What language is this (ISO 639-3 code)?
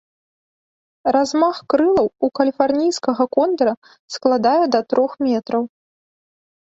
bel